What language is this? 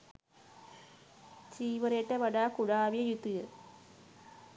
Sinhala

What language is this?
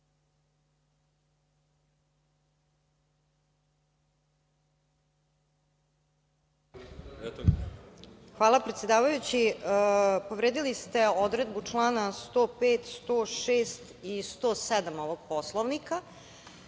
Serbian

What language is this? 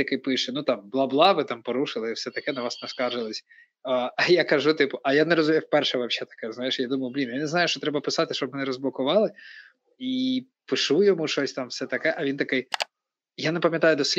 Ukrainian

